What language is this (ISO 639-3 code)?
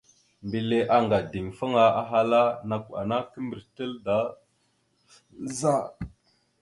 mxu